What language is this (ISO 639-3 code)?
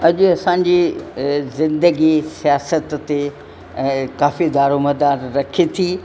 snd